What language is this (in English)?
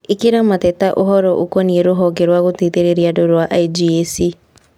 Kikuyu